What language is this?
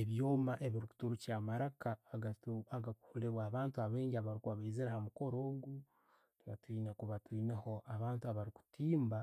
Tooro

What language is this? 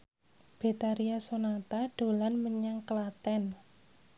Javanese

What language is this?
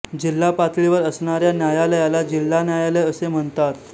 Marathi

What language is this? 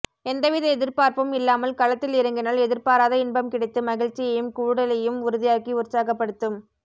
Tamil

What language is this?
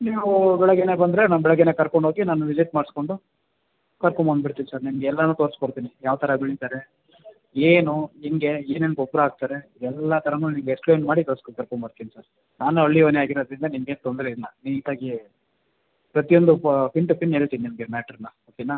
Kannada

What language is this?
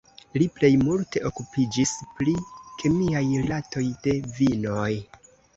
Esperanto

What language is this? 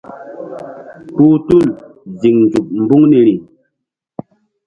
Mbum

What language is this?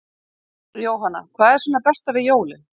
Icelandic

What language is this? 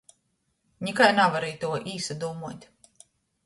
Latgalian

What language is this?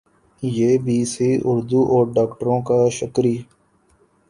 Urdu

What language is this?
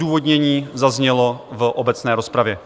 Czech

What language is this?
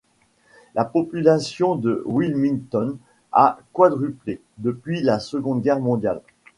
French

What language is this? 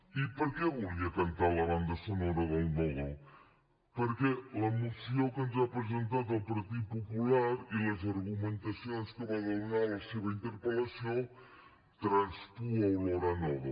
Catalan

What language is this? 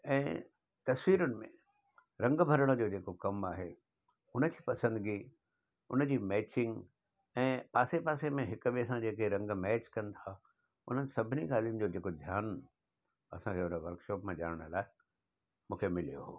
Sindhi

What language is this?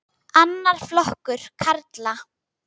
Icelandic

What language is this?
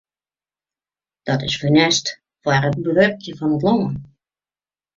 Western Frisian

